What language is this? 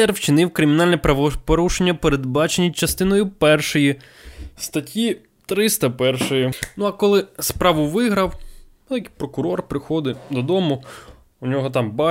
Ukrainian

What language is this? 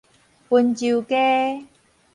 Min Nan Chinese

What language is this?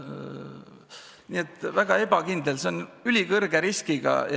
Estonian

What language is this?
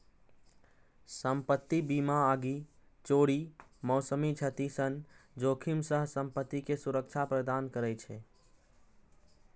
Maithili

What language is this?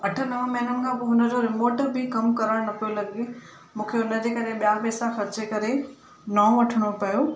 Sindhi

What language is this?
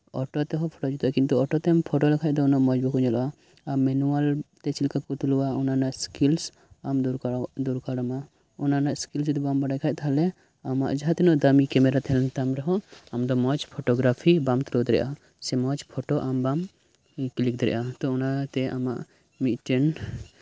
Santali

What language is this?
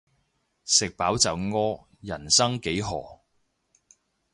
Cantonese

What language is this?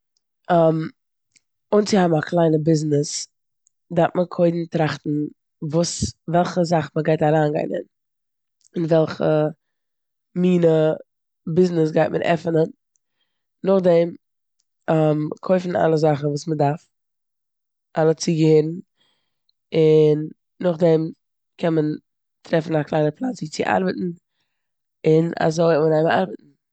Yiddish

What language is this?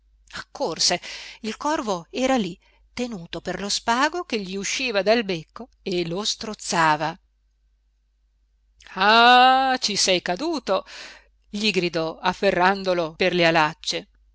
Italian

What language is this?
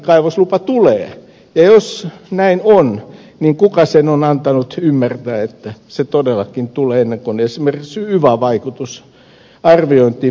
Finnish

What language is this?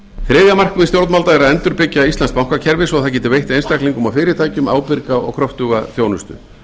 Icelandic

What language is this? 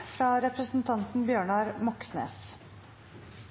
Norwegian Bokmål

